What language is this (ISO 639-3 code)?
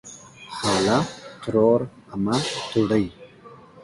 pus